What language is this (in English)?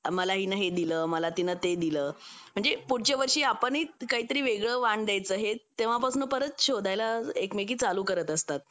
Marathi